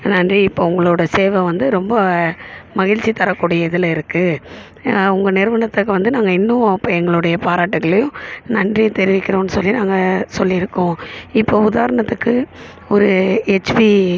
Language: Tamil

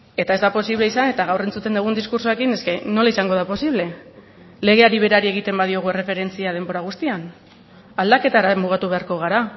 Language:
Basque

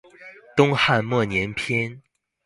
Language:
Chinese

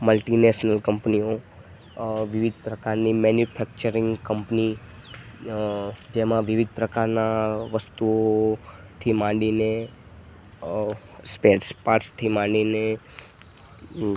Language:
Gujarati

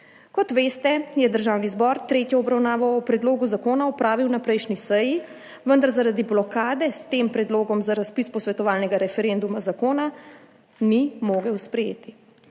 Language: Slovenian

